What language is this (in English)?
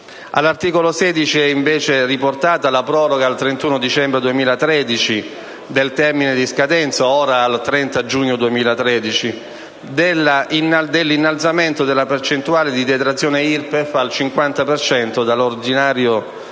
Italian